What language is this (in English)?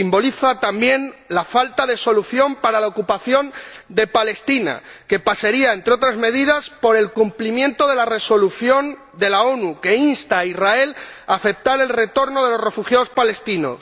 Spanish